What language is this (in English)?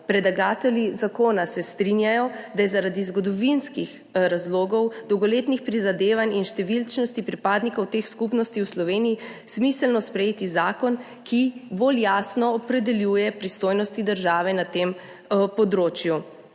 Slovenian